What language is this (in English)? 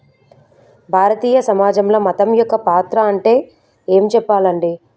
Telugu